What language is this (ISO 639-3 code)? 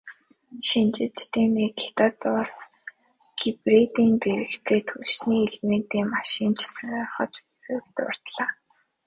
mon